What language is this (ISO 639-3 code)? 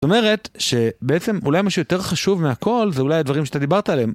heb